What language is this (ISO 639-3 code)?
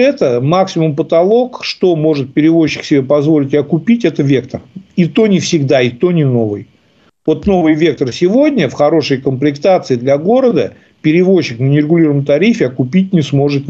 rus